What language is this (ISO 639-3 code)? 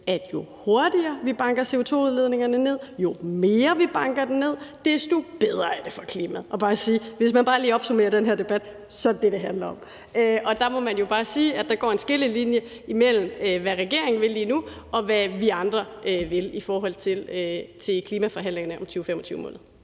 dan